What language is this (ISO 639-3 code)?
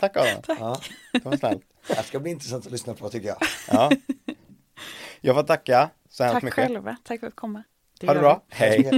swe